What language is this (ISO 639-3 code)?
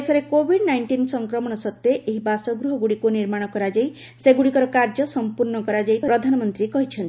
ori